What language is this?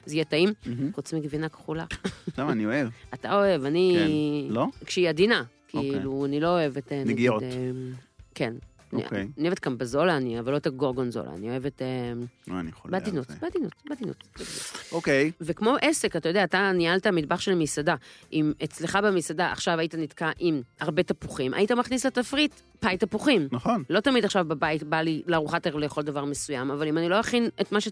Hebrew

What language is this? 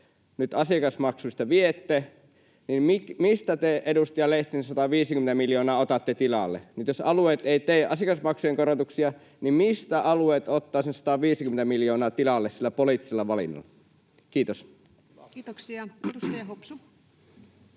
Finnish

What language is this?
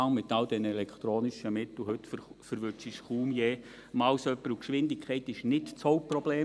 Swiss German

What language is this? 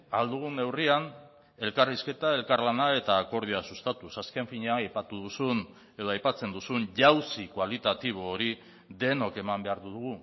Basque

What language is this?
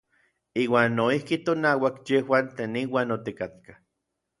Orizaba Nahuatl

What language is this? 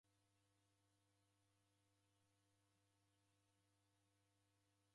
Taita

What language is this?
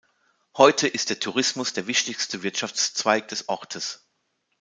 German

